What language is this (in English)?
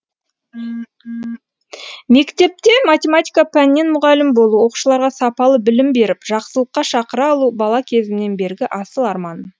Kazakh